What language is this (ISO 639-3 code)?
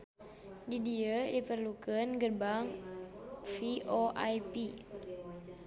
sun